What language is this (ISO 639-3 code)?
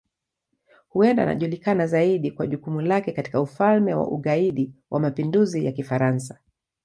swa